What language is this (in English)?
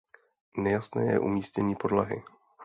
Czech